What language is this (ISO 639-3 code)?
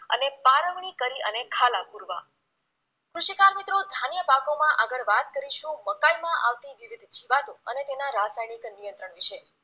guj